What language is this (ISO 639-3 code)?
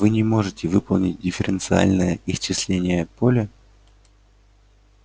rus